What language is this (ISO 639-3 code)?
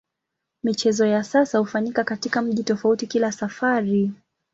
swa